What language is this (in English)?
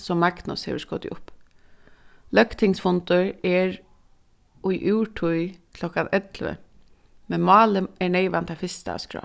Faroese